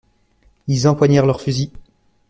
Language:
French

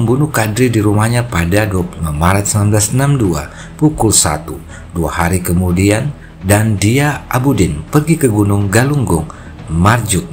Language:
Indonesian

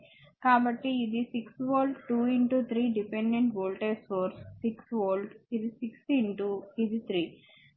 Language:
Telugu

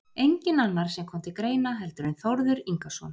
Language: Icelandic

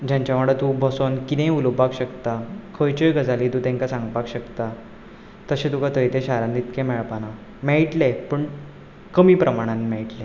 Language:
Konkani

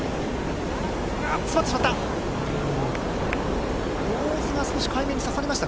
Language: Japanese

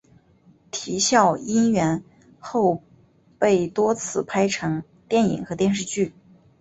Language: Chinese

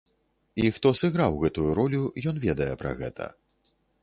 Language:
Belarusian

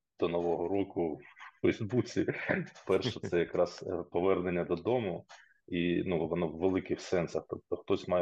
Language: Ukrainian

